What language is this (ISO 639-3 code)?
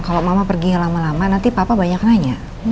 ind